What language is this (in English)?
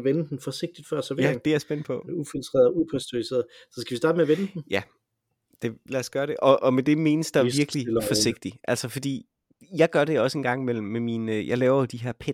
Danish